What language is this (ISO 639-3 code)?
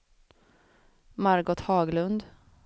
swe